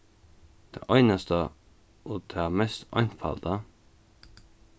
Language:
Faroese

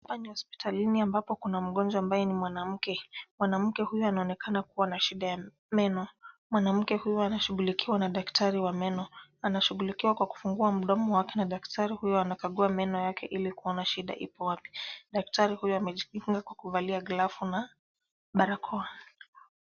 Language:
Swahili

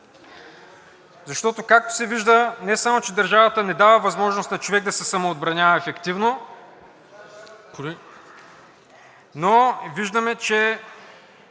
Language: Bulgarian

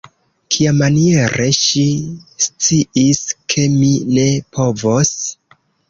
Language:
Esperanto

